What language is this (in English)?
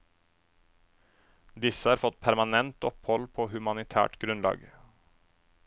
Norwegian